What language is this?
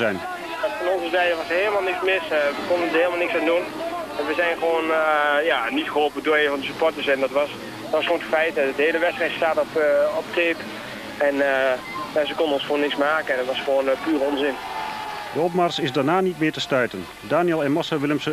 Dutch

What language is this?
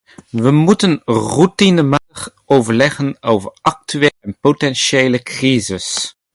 Dutch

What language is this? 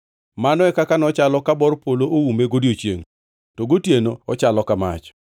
Luo (Kenya and Tanzania)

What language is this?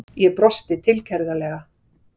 Icelandic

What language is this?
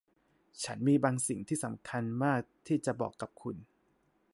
Thai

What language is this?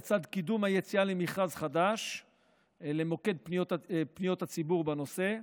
Hebrew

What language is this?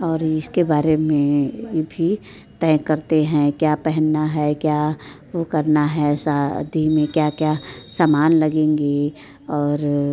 Hindi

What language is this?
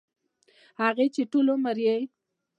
Pashto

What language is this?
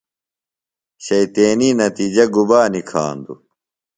Phalura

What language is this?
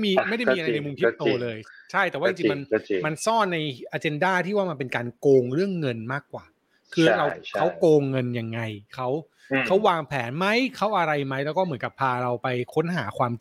Thai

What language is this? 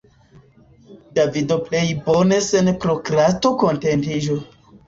Esperanto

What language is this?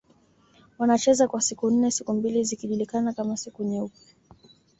Swahili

